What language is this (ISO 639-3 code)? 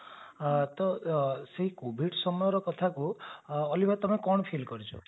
ori